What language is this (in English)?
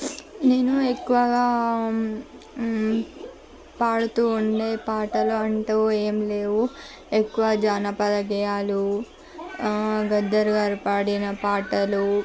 Telugu